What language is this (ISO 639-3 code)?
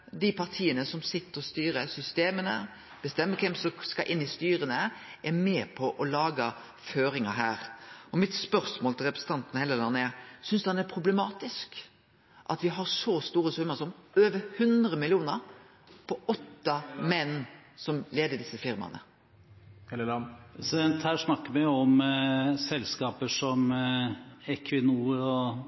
nor